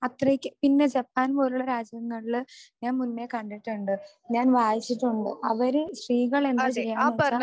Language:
Malayalam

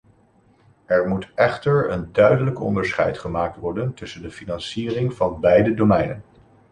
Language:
Dutch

